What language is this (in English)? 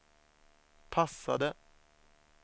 Swedish